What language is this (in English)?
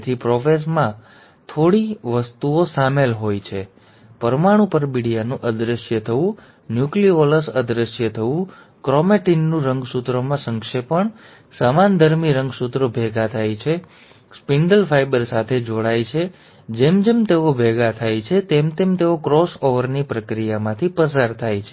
Gujarati